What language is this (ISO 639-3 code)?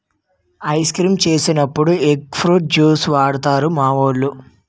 tel